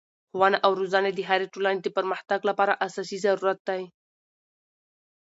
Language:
Pashto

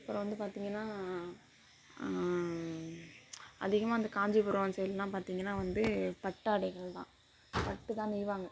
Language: Tamil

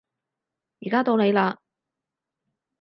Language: Cantonese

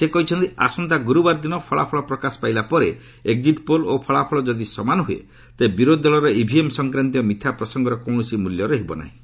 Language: Odia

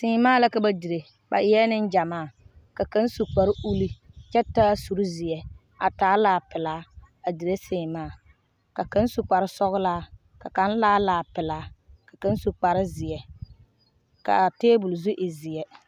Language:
Southern Dagaare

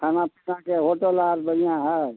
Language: Maithili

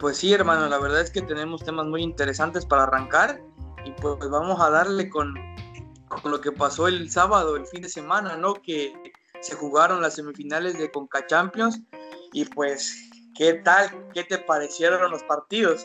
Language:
Spanish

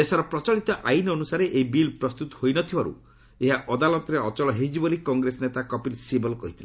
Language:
Odia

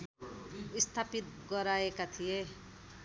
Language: Nepali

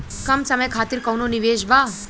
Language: Bhojpuri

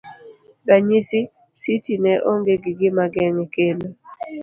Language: Luo (Kenya and Tanzania)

